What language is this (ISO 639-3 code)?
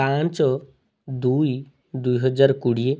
ori